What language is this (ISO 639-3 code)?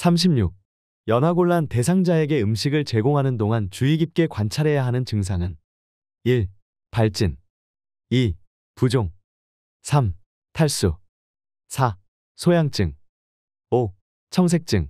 kor